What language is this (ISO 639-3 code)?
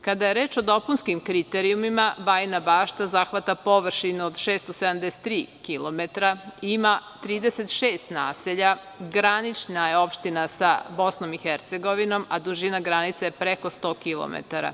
srp